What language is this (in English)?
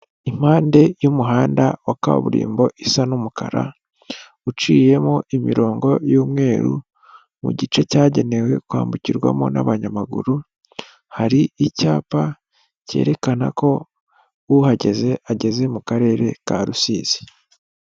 Kinyarwanda